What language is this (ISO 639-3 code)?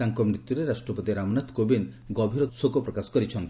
ori